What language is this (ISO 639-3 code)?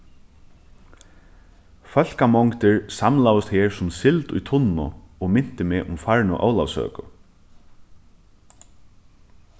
fao